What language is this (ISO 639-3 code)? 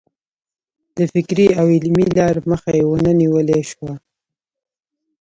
pus